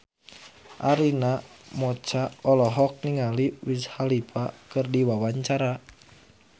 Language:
Sundanese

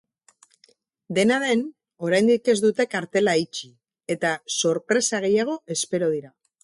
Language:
Basque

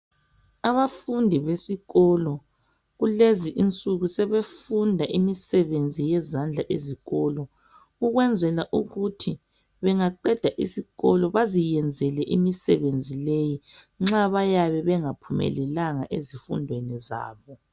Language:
North Ndebele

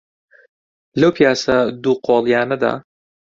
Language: Central Kurdish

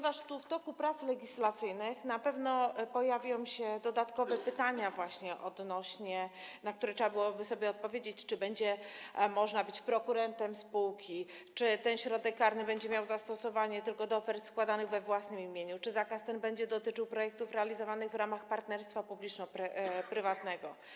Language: Polish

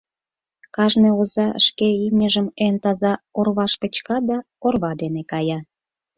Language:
Mari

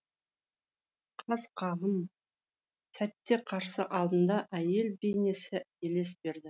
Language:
Kazakh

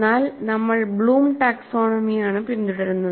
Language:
Malayalam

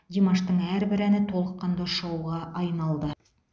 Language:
Kazakh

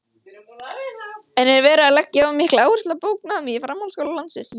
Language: Icelandic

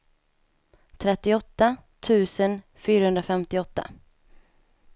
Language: Swedish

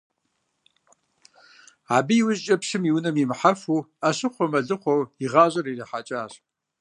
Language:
Kabardian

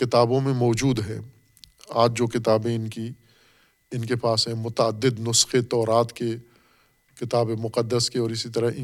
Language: Urdu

